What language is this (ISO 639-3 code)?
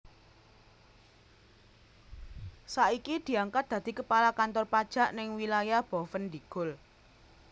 jav